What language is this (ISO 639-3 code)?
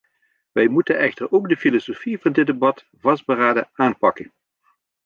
nld